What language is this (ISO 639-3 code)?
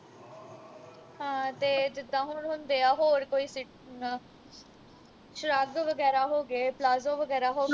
pan